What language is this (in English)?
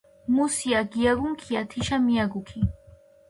Georgian